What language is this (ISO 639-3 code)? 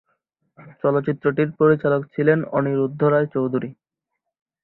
ben